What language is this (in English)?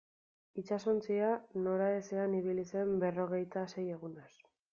Basque